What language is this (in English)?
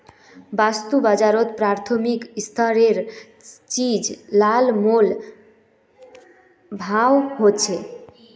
Magahi